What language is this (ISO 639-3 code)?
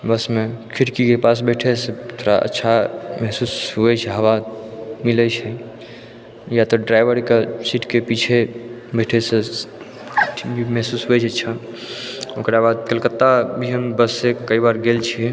mai